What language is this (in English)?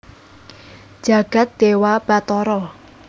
Javanese